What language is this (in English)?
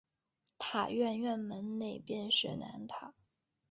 Chinese